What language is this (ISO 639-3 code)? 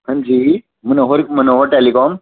doi